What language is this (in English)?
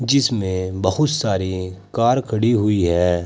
Hindi